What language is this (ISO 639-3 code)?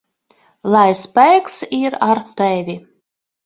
lav